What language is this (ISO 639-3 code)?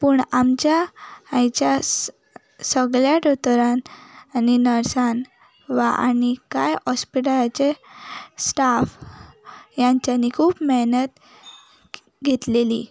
kok